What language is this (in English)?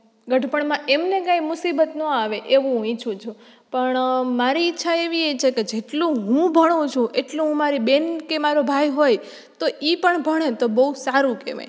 Gujarati